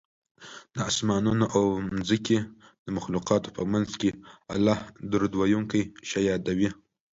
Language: Pashto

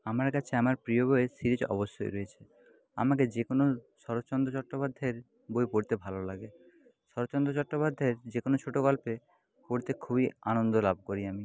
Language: Bangla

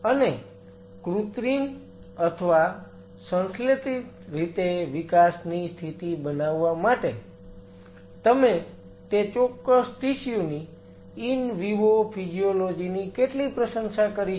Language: Gujarati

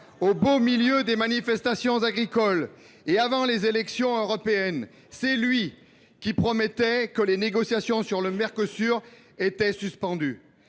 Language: French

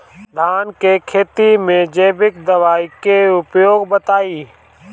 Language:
Bhojpuri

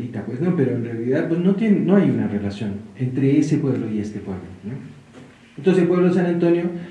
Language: Spanish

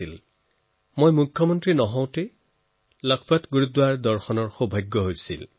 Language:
Assamese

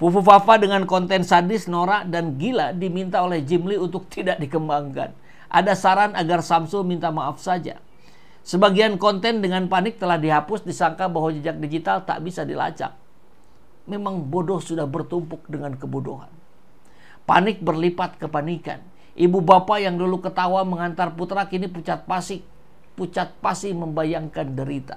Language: Indonesian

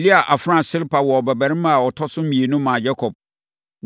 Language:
Akan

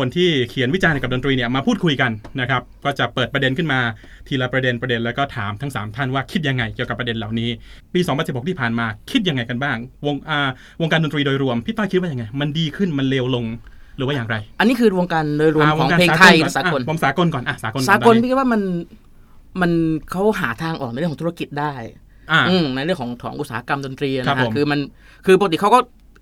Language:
Thai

